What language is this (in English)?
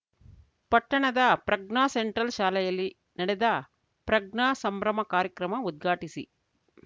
Kannada